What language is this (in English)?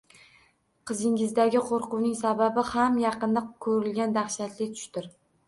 Uzbek